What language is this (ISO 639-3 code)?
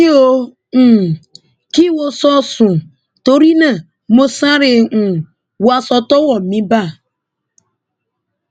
yor